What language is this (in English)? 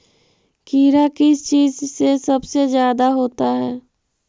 Magahi